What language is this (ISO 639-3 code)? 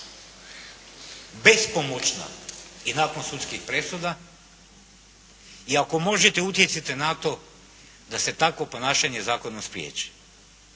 hrv